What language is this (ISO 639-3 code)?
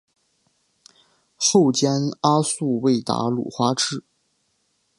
zho